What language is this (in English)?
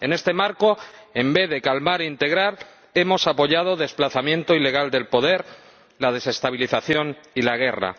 Spanish